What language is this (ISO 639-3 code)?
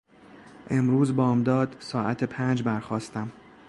fas